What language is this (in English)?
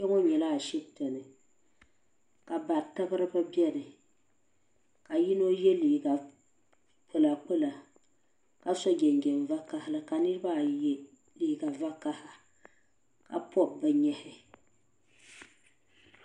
Dagbani